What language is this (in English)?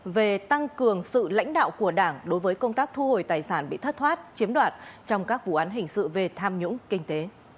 Vietnamese